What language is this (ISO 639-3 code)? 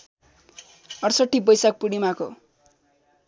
nep